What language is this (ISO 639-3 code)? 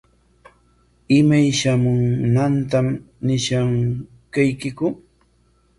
qwa